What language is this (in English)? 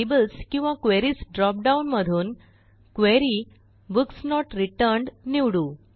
Marathi